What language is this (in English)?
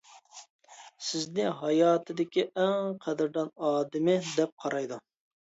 Uyghur